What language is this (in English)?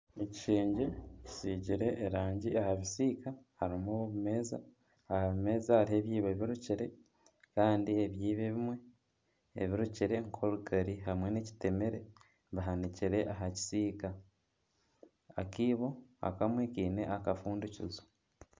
Nyankole